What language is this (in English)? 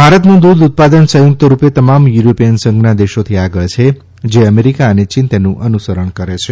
Gujarati